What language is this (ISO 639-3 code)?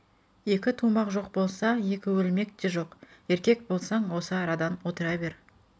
kaz